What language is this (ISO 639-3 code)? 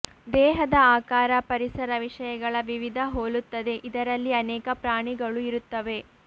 kan